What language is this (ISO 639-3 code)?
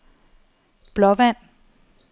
dan